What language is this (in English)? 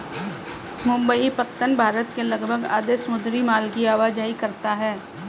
Hindi